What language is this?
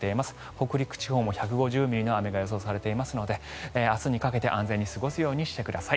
Japanese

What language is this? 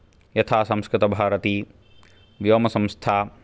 Sanskrit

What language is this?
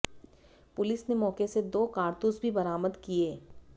Hindi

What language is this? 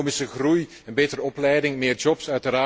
Dutch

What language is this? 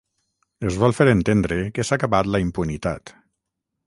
Catalan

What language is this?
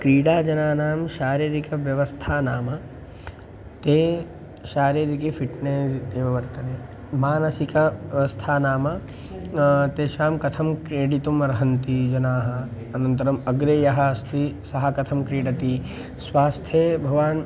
Sanskrit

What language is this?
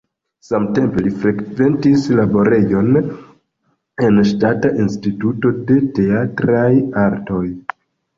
Esperanto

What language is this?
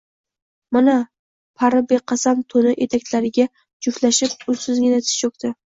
Uzbek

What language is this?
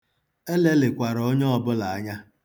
Igbo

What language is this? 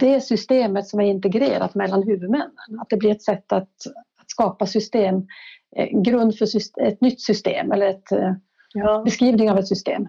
Swedish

